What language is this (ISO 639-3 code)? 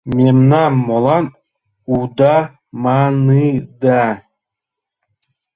chm